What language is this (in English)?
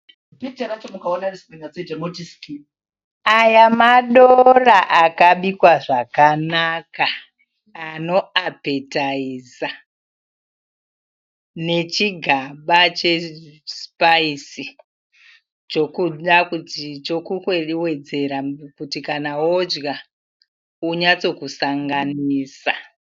Shona